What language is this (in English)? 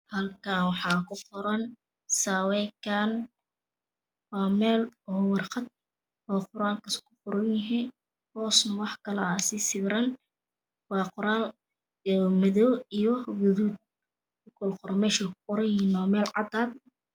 Somali